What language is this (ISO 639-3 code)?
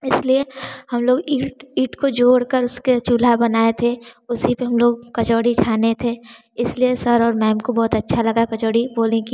hin